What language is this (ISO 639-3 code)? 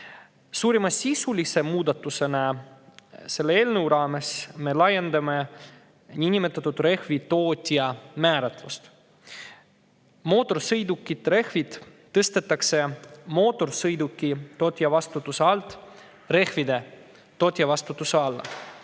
est